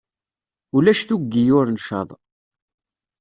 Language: Kabyle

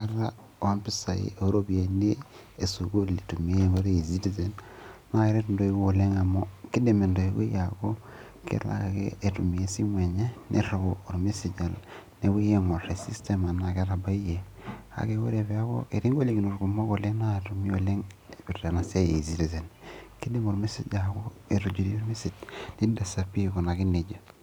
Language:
Masai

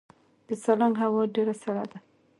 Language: Pashto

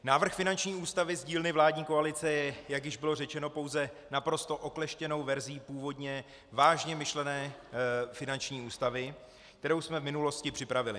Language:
Czech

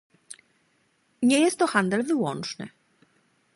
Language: Polish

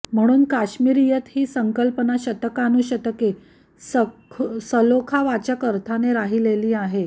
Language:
Marathi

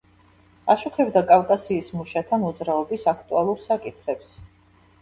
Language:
Georgian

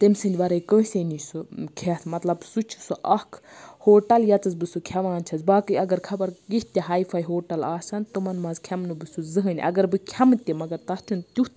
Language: Kashmiri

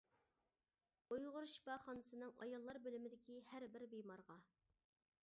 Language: Uyghur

